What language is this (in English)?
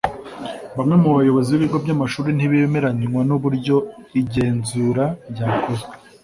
Kinyarwanda